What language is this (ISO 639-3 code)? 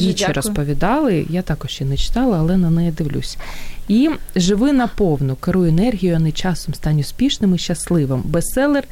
ukr